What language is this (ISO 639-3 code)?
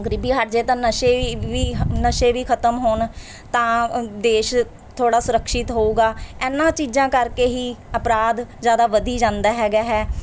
pan